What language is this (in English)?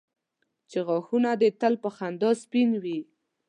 Pashto